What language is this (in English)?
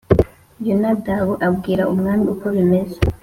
Kinyarwanda